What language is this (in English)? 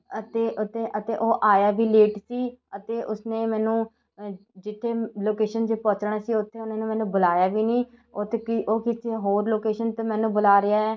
Punjabi